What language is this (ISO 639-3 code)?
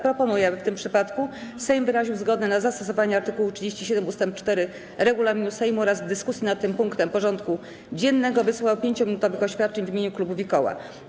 pol